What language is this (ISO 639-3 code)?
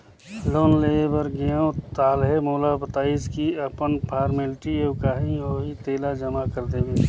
hne